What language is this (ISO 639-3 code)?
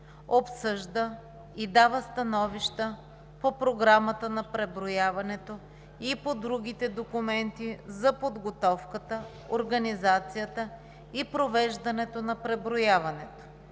bul